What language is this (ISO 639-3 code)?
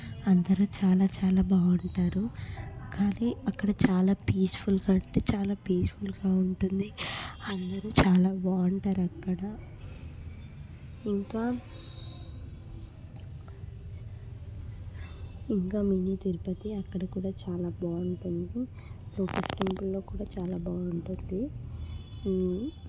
tel